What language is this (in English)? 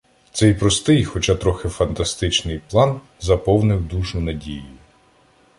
Ukrainian